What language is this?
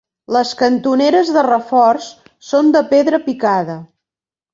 Catalan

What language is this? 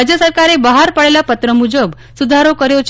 Gujarati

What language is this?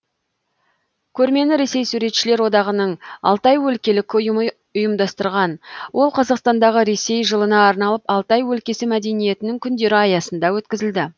Kazakh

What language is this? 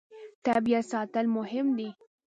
Pashto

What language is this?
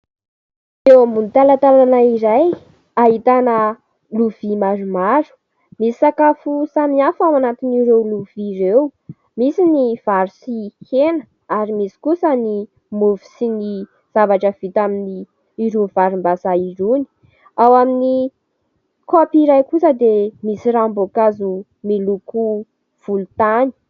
Malagasy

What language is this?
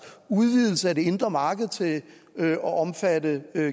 Danish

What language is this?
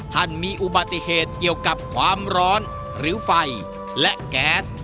Thai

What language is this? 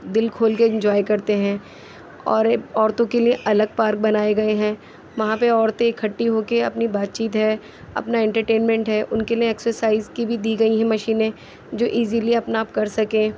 Urdu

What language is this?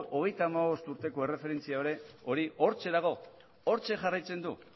Basque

